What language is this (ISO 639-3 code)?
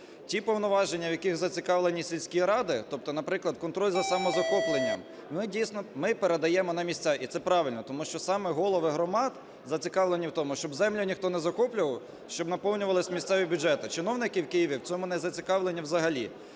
ukr